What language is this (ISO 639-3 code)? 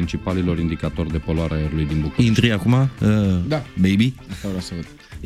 ron